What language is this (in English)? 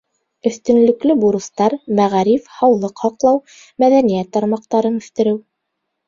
Bashkir